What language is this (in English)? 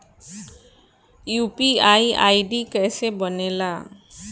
Bhojpuri